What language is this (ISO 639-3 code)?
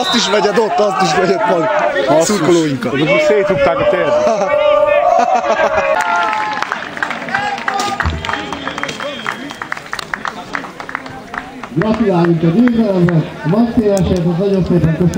hun